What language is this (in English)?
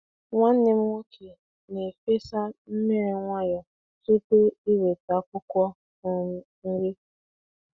Igbo